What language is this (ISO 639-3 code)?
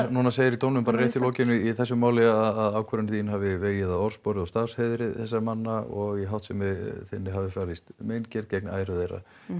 isl